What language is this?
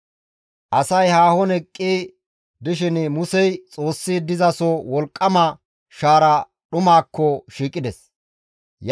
Gamo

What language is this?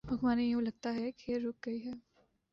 Urdu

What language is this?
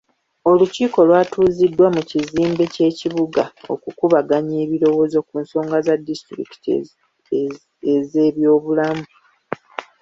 Ganda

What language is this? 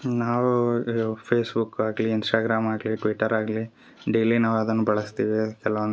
Kannada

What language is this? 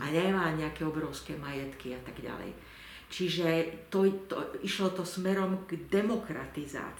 Slovak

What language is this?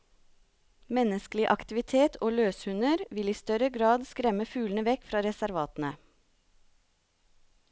Norwegian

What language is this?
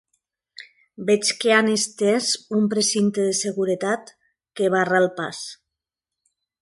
Catalan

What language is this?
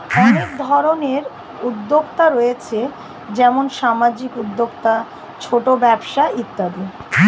Bangla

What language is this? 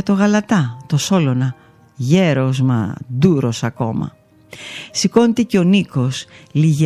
Greek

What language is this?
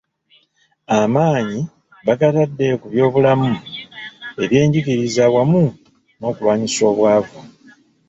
Ganda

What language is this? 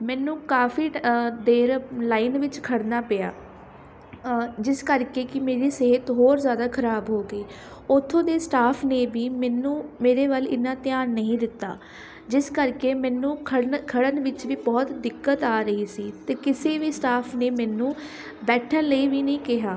Punjabi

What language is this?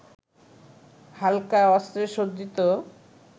Bangla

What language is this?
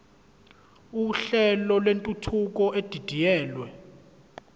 Zulu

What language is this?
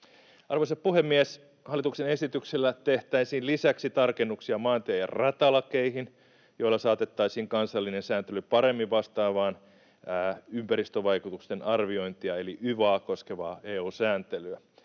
Finnish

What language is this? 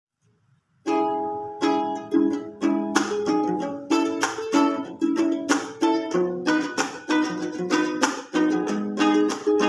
Indonesian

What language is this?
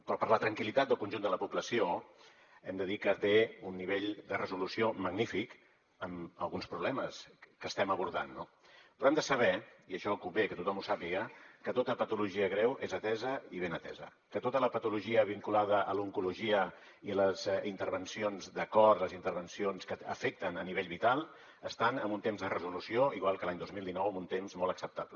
Catalan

